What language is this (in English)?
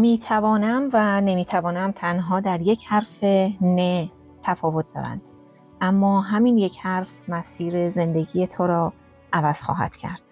Persian